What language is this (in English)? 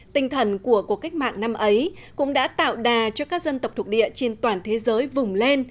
Vietnamese